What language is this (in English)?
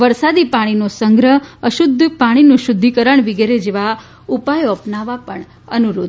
Gujarati